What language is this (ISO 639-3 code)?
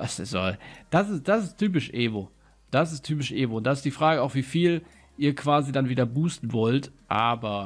deu